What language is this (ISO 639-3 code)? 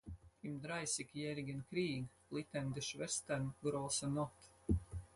deu